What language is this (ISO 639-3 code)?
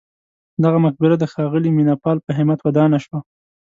pus